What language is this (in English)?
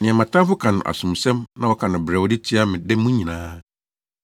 Akan